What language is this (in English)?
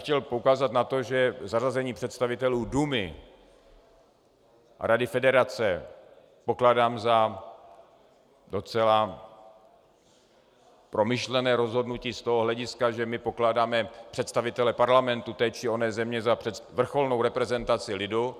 Czech